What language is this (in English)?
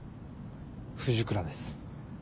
Japanese